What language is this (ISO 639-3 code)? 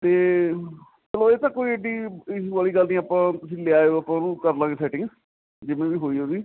pan